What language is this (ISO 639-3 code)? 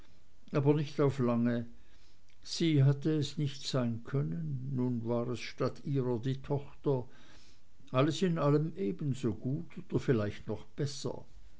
deu